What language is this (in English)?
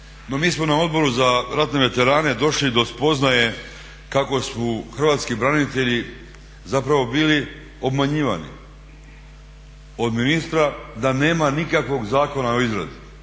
Croatian